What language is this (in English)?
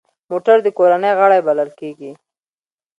Pashto